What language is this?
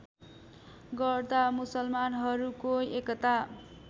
Nepali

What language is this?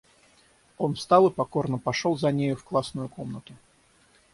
Russian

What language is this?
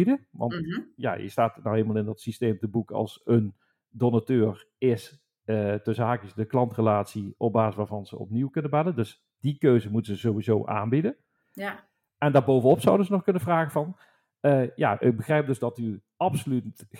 Dutch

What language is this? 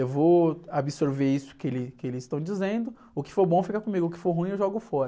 Portuguese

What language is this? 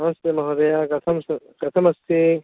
Sanskrit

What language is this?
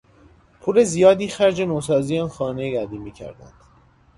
Persian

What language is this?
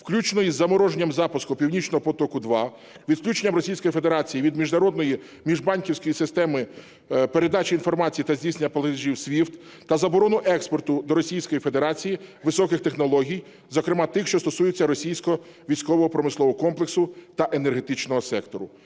Ukrainian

